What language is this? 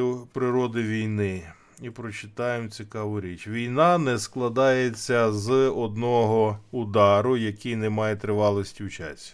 Ukrainian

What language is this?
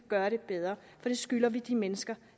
Danish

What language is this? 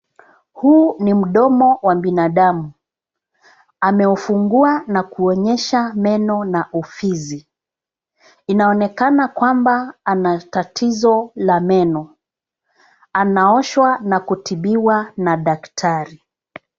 Swahili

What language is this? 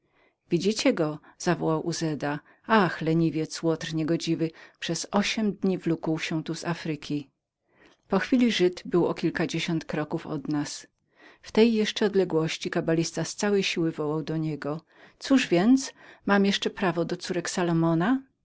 Polish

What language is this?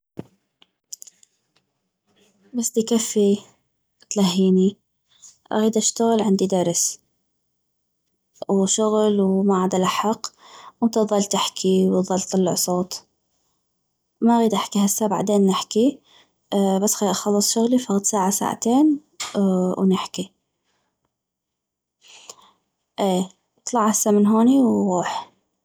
North Mesopotamian Arabic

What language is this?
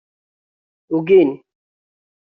Kabyle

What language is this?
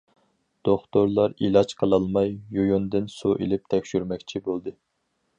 Uyghur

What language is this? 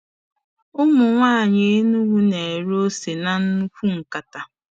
Igbo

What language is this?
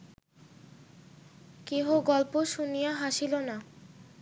Bangla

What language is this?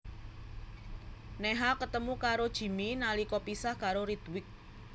Javanese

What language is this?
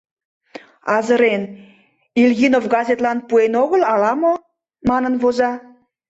Mari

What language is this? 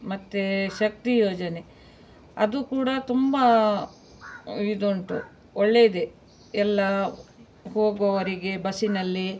Kannada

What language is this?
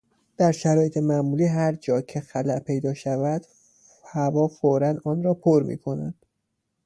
Persian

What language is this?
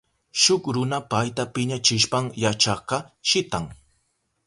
Southern Pastaza Quechua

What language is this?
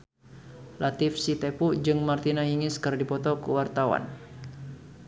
Sundanese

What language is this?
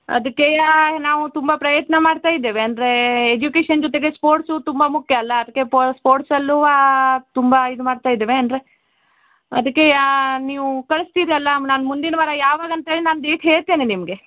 Kannada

